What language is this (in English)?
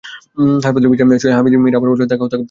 Bangla